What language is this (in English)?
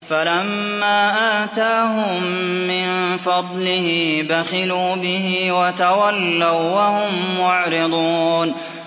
Arabic